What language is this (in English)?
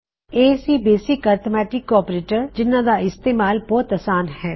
Punjabi